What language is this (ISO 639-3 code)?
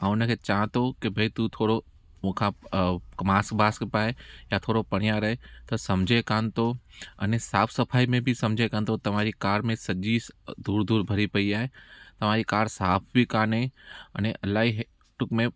snd